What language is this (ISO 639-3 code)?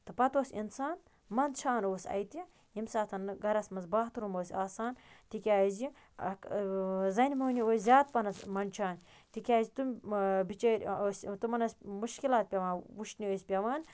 kas